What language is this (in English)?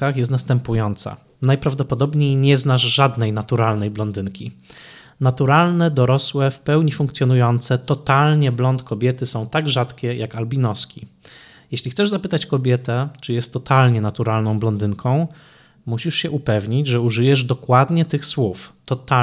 Polish